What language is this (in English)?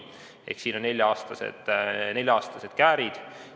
Estonian